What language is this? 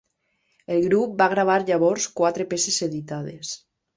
Catalan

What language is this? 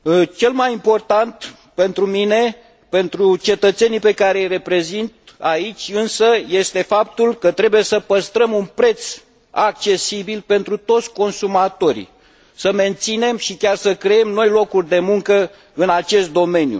Romanian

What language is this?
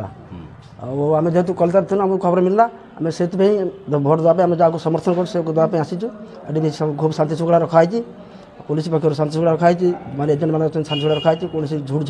Hindi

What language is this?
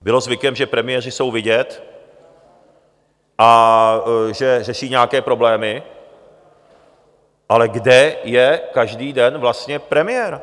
Czech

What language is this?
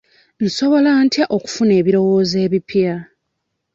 Ganda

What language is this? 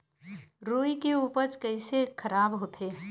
Chhattisgarhi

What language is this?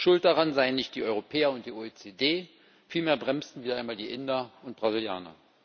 German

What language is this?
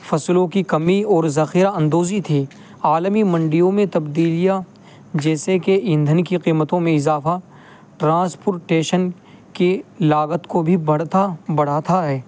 Urdu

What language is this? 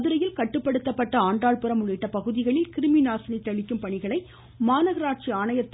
Tamil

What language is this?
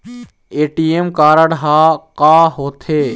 Chhattisgarhi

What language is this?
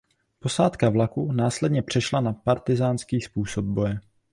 Czech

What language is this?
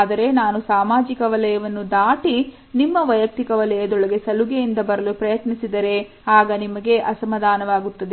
Kannada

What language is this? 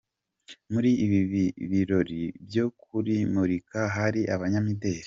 Kinyarwanda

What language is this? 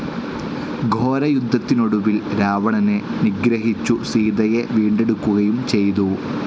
Malayalam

